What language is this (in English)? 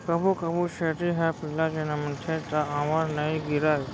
Chhattisgarhi